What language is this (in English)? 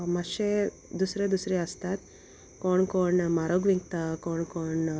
Konkani